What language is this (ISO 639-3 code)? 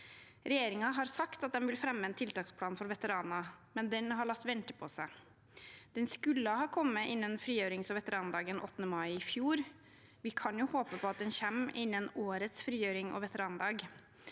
nor